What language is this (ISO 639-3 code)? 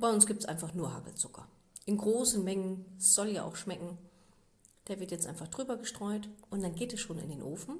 deu